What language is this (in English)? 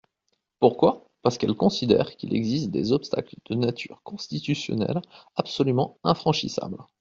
French